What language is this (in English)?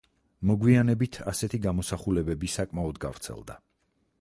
Georgian